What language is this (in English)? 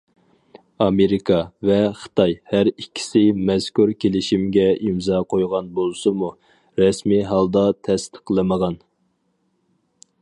Uyghur